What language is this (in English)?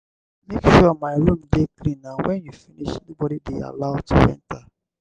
Nigerian Pidgin